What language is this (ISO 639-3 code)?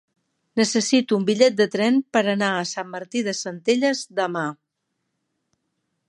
cat